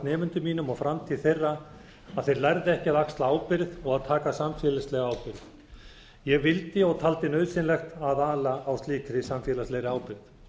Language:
Icelandic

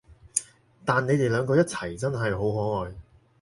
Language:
Cantonese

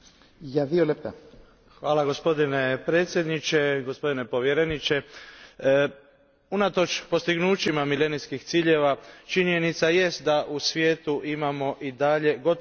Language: Croatian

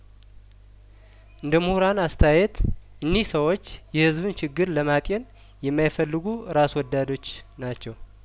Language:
Amharic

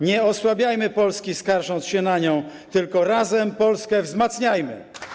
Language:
Polish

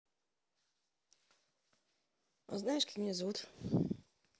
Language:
Russian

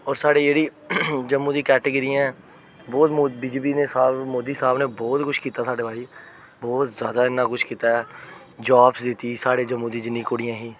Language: Dogri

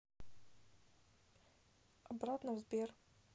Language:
Russian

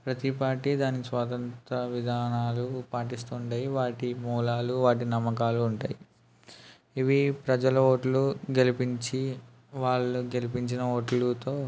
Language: Telugu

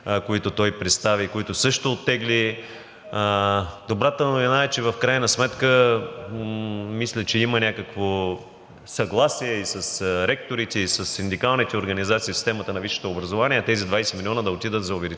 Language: Bulgarian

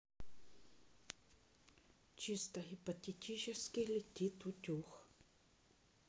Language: Russian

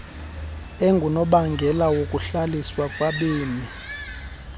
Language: Xhosa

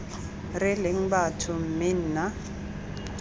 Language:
Tswana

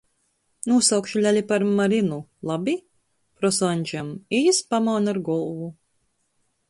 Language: Latgalian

